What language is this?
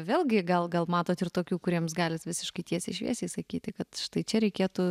Lithuanian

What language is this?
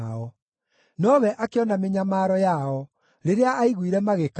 Kikuyu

